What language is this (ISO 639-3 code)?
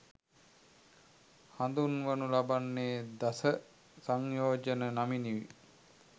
sin